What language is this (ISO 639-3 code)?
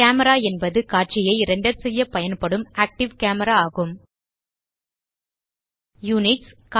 tam